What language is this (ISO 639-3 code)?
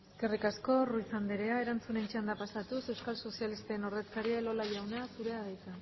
eus